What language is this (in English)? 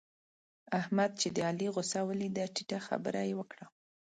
Pashto